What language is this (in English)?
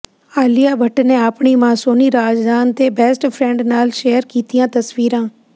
Punjabi